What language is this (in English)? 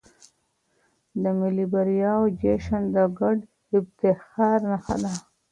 Pashto